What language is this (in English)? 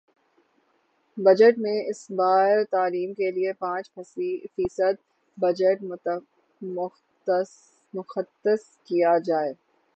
Urdu